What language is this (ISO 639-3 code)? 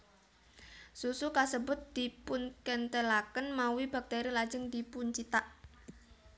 jav